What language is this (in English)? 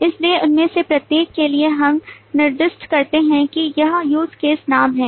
Hindi